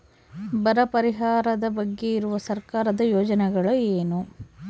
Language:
Kannada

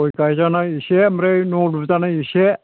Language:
Bodo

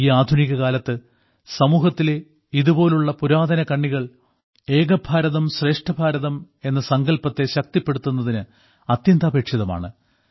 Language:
Malayalam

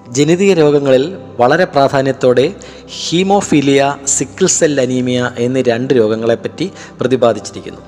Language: Malayalam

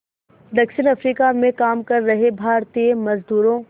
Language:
Hindi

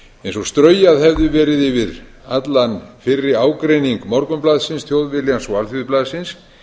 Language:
Icelandic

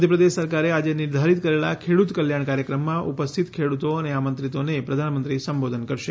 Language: Gujarati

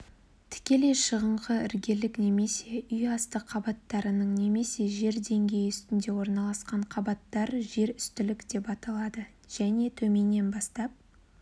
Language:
Kazakh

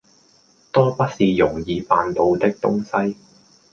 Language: Cantonese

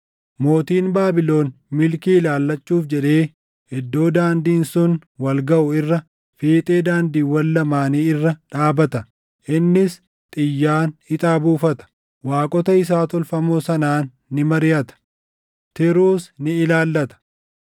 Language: Oromo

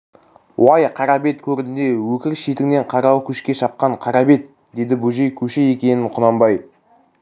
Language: Kazakh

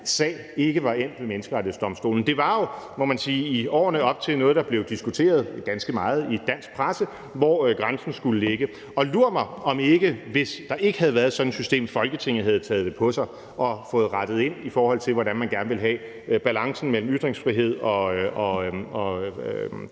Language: Danish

